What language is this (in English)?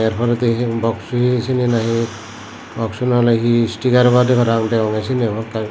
Chakma